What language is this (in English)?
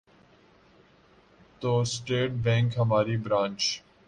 Urdu